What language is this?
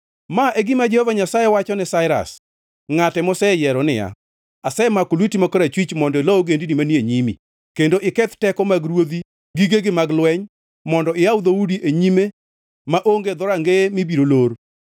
Luo (Kenya and Tanzania)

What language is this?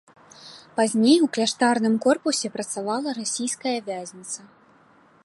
Belarusian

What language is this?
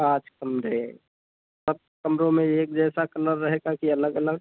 Hindi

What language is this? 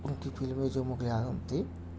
Urdu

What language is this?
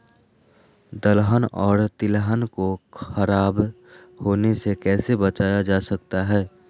Magahi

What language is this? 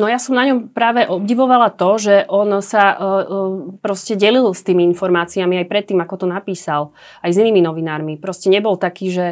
Slovak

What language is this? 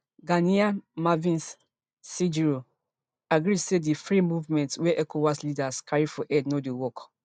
Nigerian Pidgin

